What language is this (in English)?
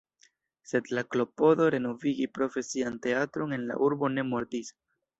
Esperanto